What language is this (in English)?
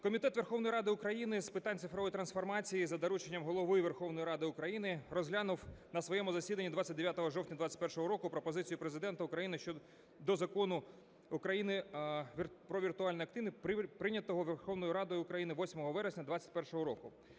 Ukrainian